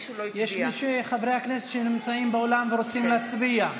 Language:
Hebrew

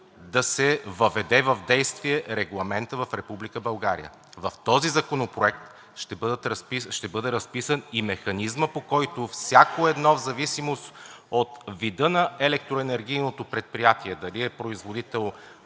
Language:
Bulgarian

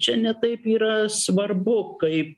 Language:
Lithuanian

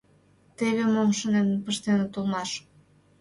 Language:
Mari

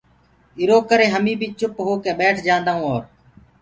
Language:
Gurgula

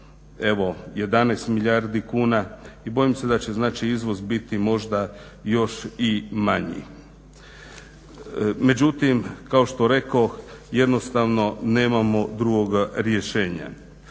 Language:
Croatian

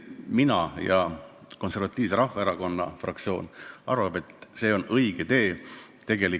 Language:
Estonian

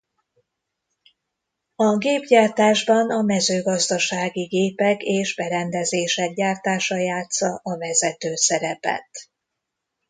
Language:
Hungarian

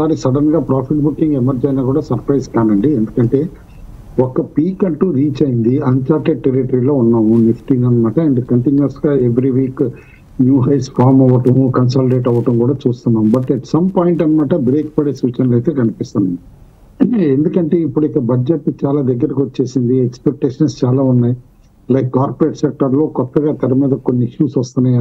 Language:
Telugu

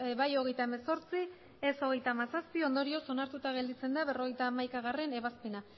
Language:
Basque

